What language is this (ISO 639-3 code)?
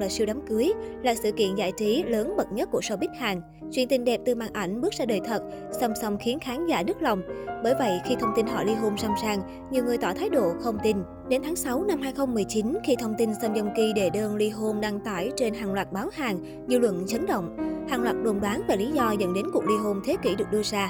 vie